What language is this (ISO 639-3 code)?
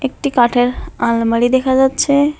ben